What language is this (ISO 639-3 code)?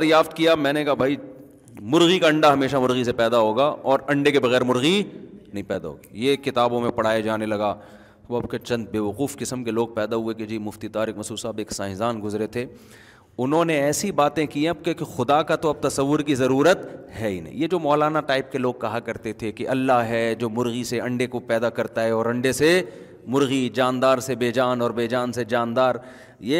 urd